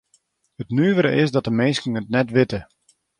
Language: Western Frisian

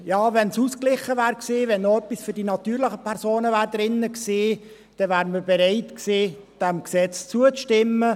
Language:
Swiss German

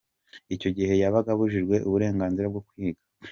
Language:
Kinyarwanda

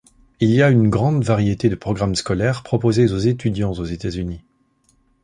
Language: French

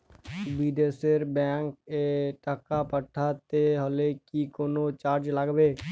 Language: Bangla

